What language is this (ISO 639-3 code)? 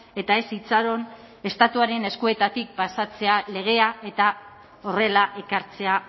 eus